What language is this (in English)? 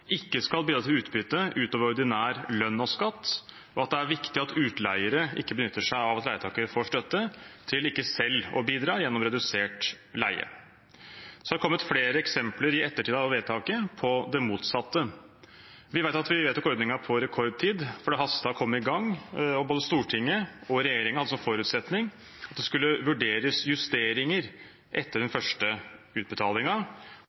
Norwegian Bokmål